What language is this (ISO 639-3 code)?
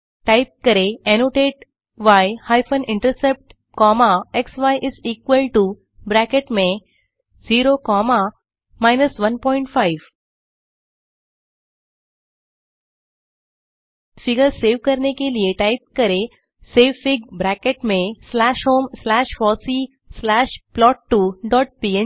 hin